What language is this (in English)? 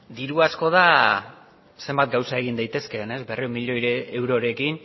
Basque